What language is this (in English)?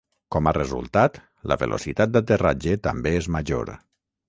Catalan